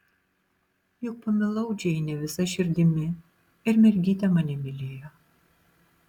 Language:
Lithuanian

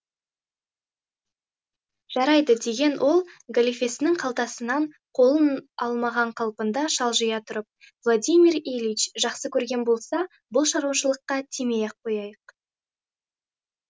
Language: Kazakh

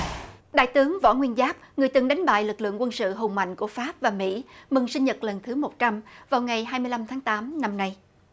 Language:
Vietnamese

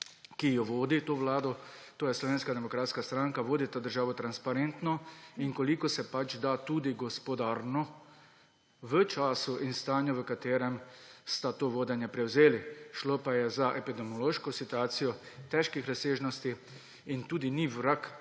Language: Slovenian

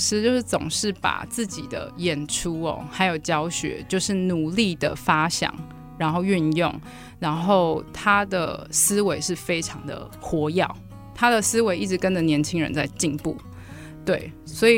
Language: Chinese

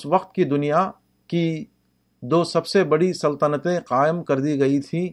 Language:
Urdu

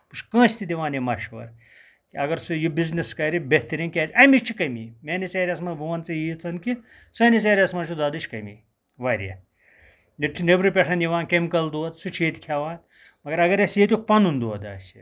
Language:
Kashmiri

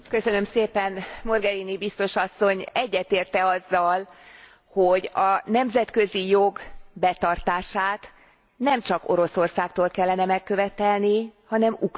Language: Hungarian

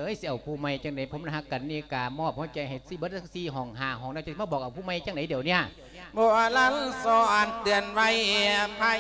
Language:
Thai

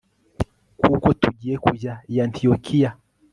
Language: Kinyarwanda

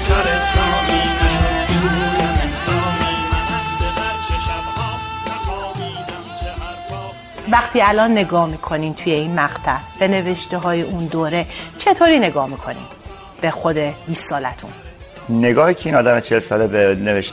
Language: Persian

